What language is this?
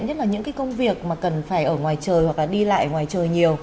Vietnamese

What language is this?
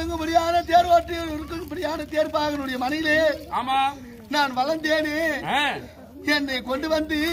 Tamil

